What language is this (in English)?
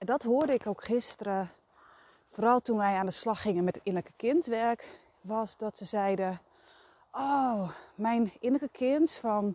Dutch